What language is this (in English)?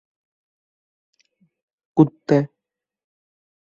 Bangla